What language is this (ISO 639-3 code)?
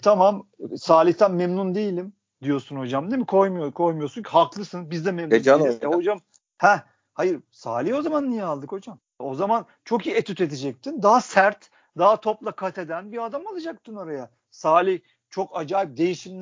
tur